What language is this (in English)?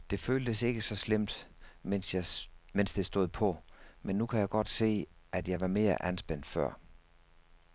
Danish